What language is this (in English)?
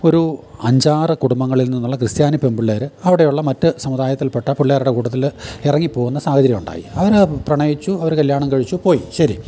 Malayalam